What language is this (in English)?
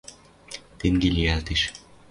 Western Mari